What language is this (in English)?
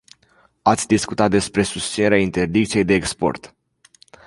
Romanian